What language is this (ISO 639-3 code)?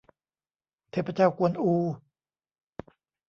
tha